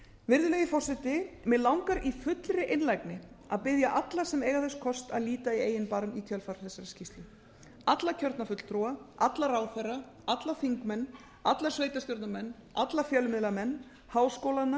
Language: Icelandic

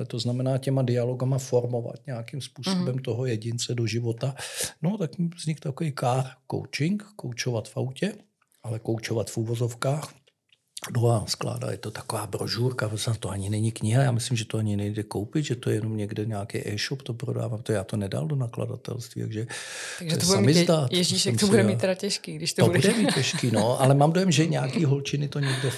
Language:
Czech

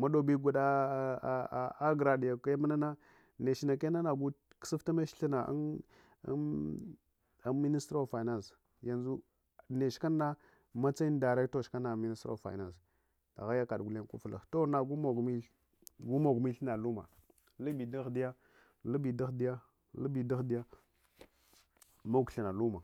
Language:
Hwana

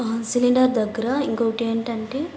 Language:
Telugu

